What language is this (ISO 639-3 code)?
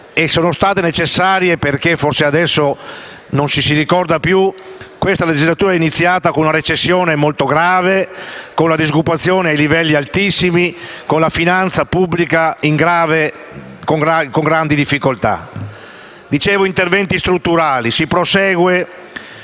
ita